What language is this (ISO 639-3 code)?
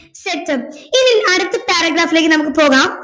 mal